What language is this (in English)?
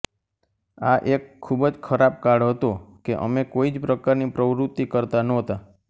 Gujarati